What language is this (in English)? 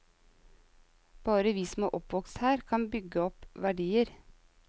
Norwegian